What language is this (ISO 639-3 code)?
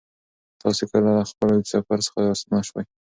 pus